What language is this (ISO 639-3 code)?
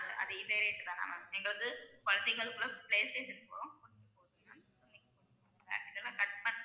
tam